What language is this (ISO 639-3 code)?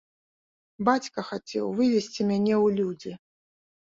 bel